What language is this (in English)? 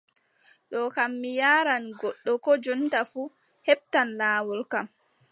Adamawa Fulfulde